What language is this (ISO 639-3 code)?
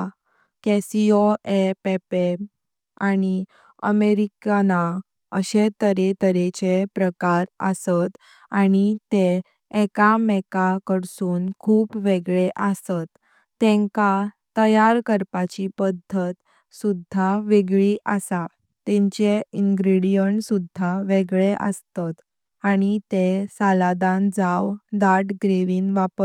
kok